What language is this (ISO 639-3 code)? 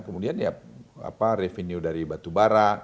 ind